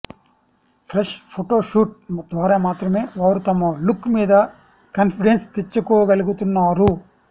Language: Telugu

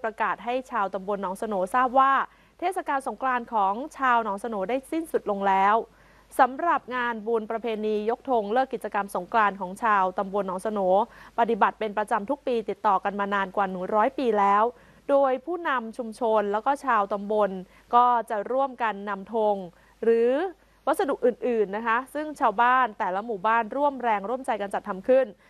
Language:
Thai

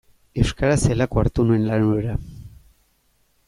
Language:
Basque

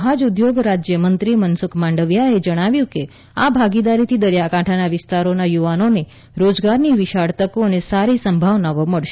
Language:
Gujarati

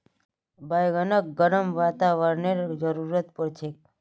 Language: Magahi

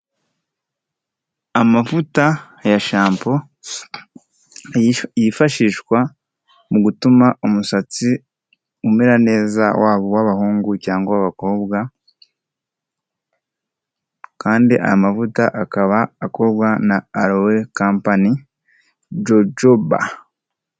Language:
Kinyarwanda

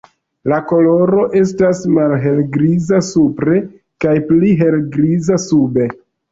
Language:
Esperanto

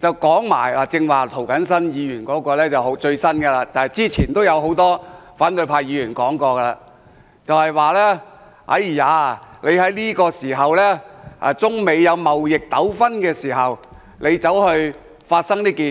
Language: Cantonese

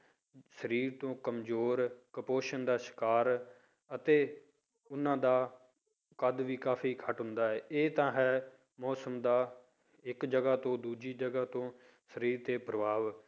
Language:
Punjabi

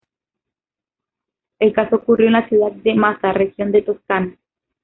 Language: Spanish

